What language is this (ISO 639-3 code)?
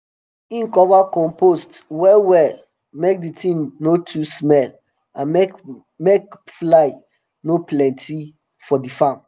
pcm